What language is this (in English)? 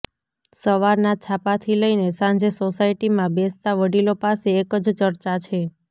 Gujarati